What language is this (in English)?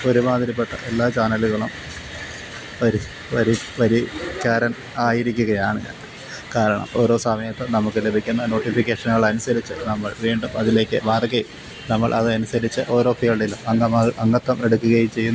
Malayalam